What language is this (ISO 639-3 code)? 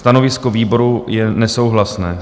ces